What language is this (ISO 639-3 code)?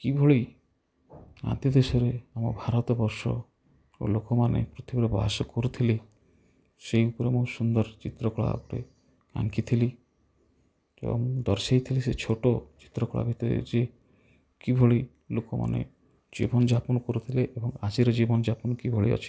ori